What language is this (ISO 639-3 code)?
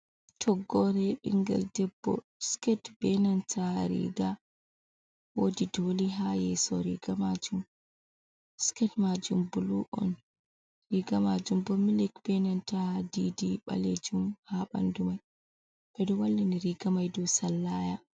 ful